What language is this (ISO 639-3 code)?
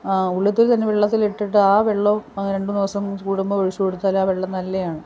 mal